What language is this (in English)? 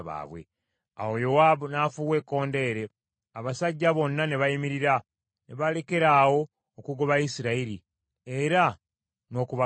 Ganda